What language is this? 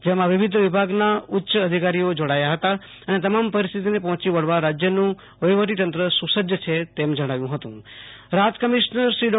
Gujarati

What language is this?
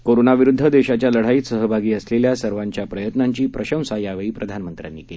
Marathi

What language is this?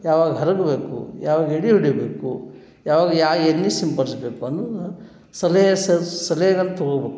Kannada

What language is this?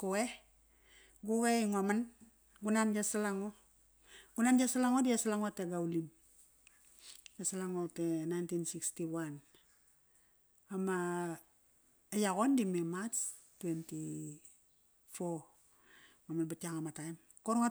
Kairak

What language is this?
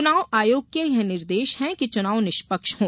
Hindi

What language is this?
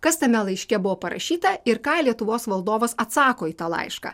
Lithuanian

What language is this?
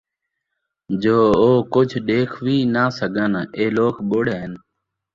Saraiki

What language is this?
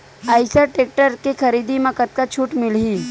Chhattisgarhi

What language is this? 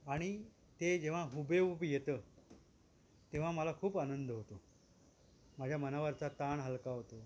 Marathi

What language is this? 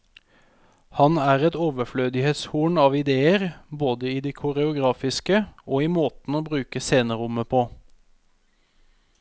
Norwegian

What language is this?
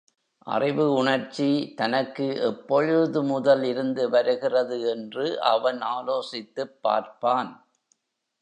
Tamil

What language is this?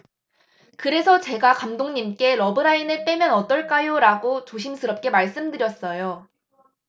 Korean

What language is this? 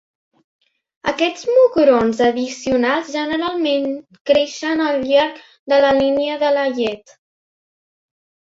Catalan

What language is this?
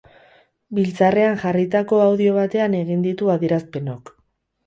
Basque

